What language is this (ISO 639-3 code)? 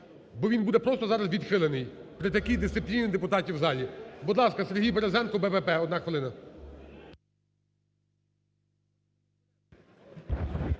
ukr